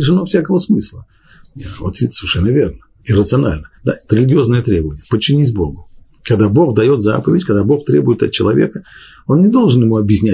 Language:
Russian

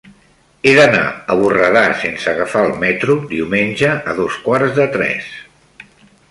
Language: Catalan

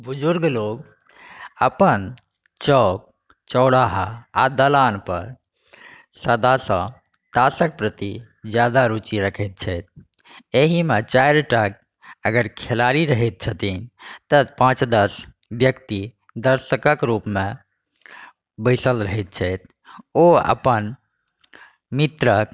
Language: Maithili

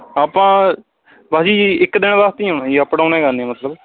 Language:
Punjabi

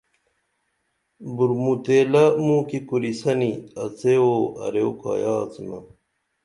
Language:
Dameli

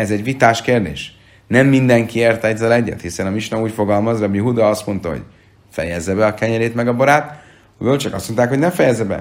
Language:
Hungarian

